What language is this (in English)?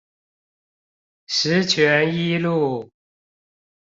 Chinese